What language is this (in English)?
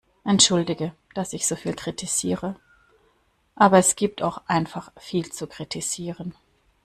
German